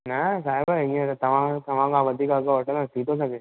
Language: Sindhi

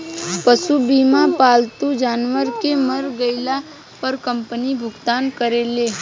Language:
Bhojpuri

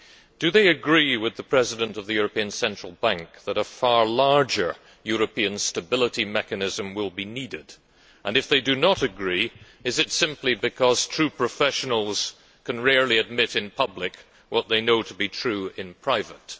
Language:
English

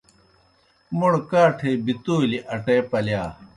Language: Kohistani Shina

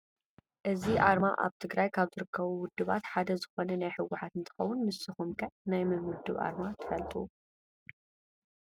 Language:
Tigrinya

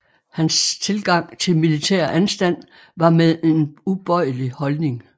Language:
Danish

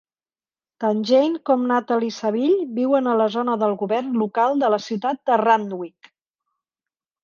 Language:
Catalan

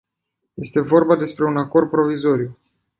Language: Romanian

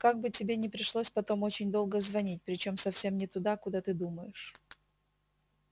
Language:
Russian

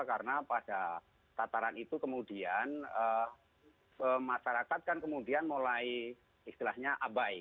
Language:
Indonesian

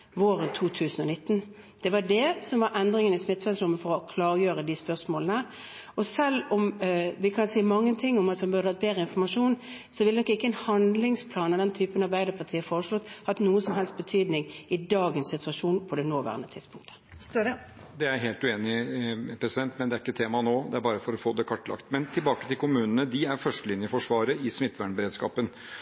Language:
Norwegian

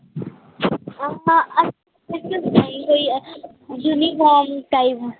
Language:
Dogri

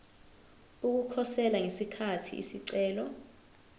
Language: Zulu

